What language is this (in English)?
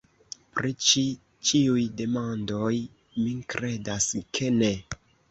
Esperanto